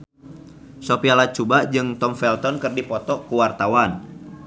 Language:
Sundanese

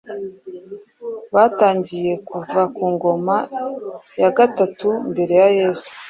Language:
Kinyarwanda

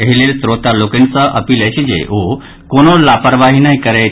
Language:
Maithili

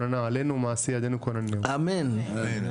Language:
Hebrew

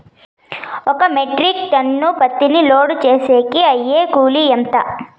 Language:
Telugu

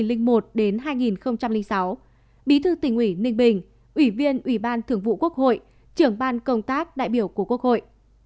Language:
Vietnamese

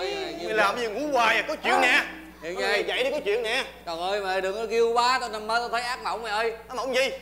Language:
Vietnamese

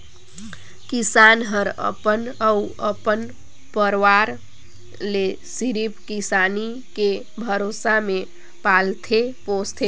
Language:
Chhattisgarhi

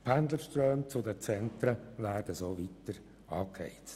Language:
Swiss German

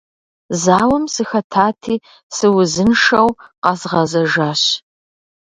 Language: Kabardian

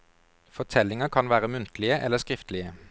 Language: Norwegian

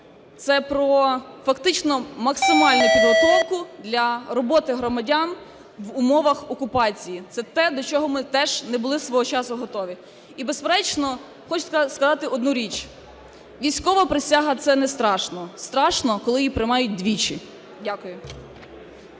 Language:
Ukrainian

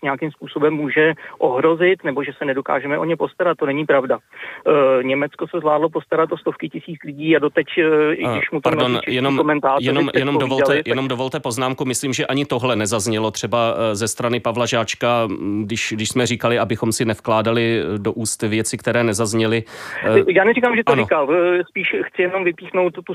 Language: Czech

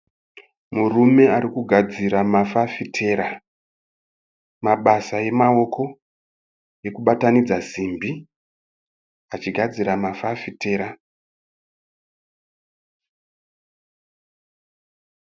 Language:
Shona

